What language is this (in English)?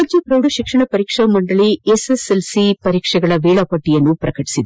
Kannada